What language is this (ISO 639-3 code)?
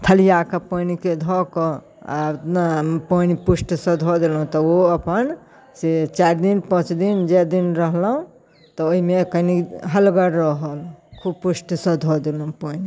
mai